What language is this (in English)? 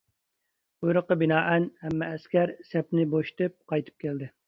Uyghur